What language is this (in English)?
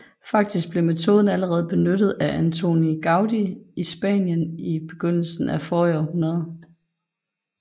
Danish